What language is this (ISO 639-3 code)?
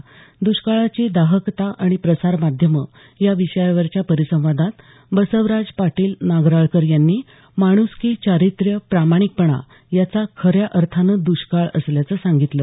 mar